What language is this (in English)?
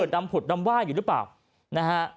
Thai